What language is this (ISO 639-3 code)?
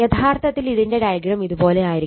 mal